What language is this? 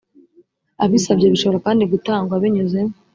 Kinyarwanda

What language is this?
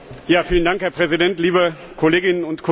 German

